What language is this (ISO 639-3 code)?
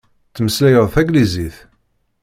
kab